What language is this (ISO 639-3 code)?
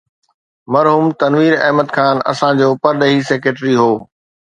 snd